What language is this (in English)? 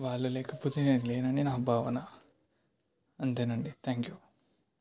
Telugu